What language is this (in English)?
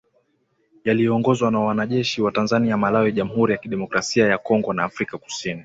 Swahili